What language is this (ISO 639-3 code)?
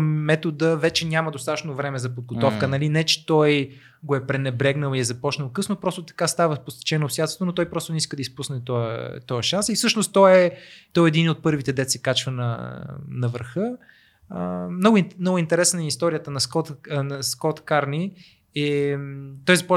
bul